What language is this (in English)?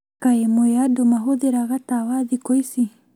Kikuyu